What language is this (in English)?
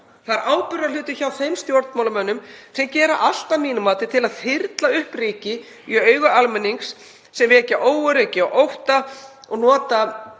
Icelandic